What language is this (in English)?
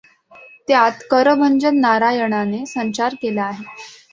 Marathi